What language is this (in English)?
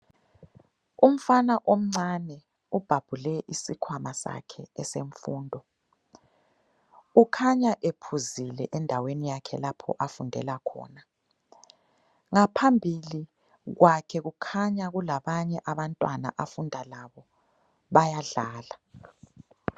North Ndebele